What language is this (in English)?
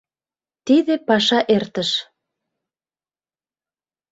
Mari